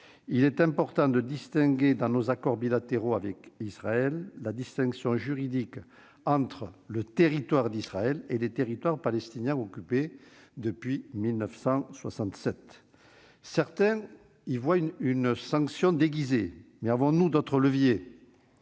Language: French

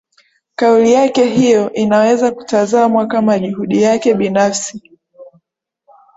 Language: Swahili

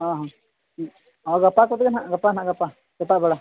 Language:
Santali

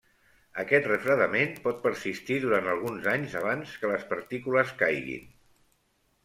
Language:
Catalan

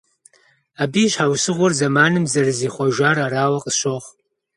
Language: Kabardian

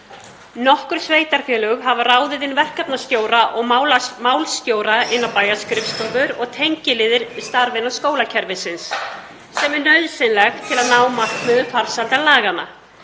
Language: Icelandic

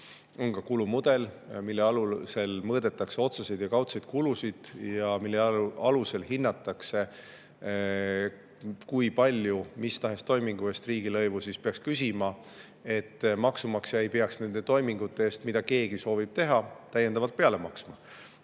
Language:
Estonian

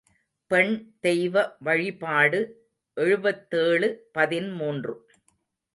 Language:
Tamil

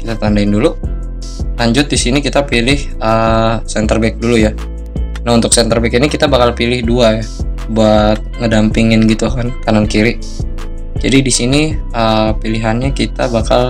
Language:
Indonesian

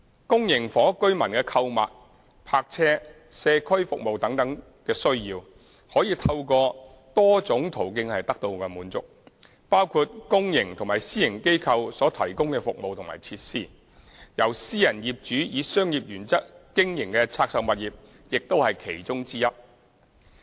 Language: Cantonese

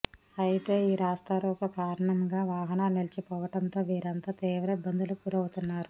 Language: Telugu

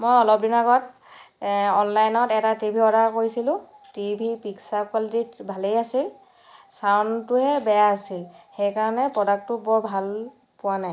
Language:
Assamese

